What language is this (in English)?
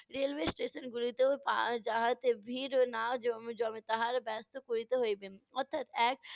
Bangla